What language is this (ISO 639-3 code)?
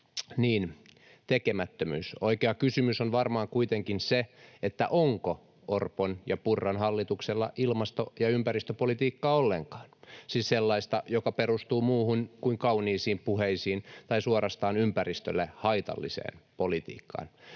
fin